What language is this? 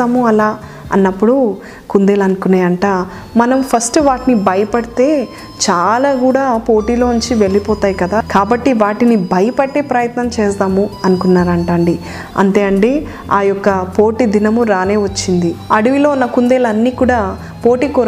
Telugu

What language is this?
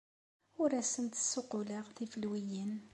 Kabyle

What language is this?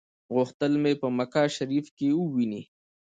Pashto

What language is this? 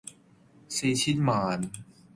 Cantonese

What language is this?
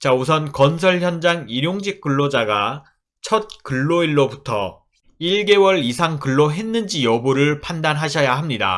Korean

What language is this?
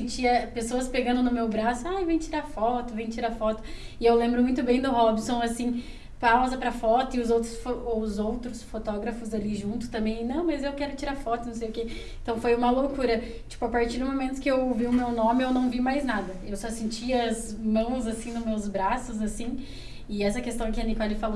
Portuguese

